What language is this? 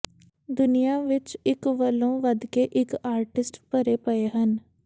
Punjabi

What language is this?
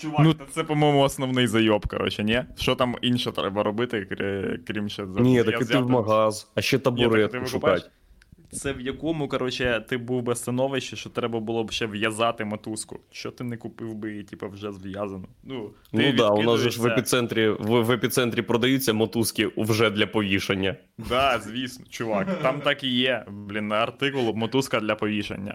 Ukrainian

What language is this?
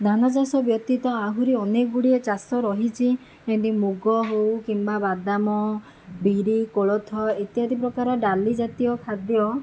Odia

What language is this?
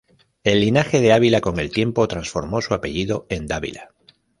Spanish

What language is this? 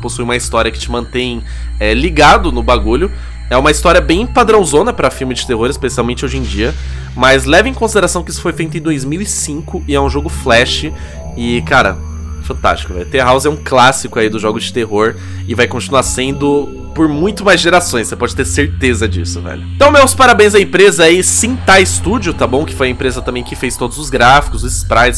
Portuguese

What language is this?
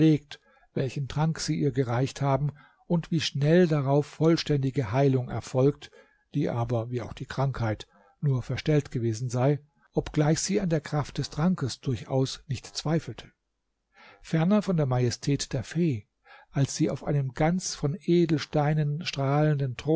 German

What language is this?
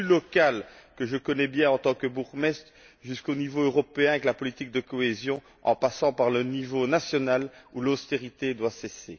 French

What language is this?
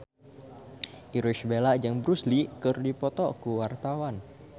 Sundanese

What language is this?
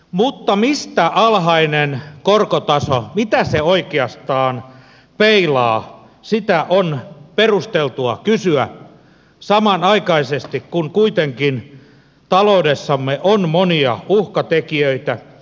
Finnish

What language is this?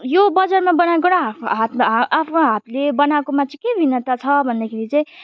Nepali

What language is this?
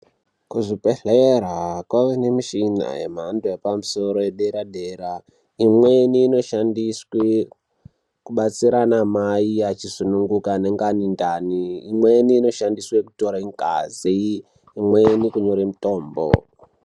Ndau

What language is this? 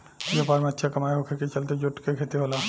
Bhojpuri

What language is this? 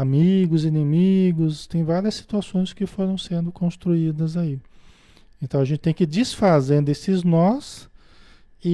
Portuguese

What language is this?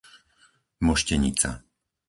Slovak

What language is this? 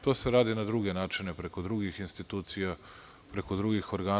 Serbian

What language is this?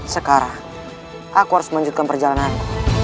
Indonesian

